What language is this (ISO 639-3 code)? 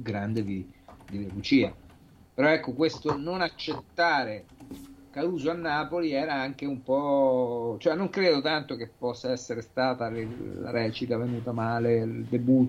ita